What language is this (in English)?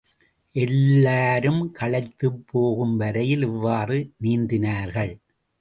Tamil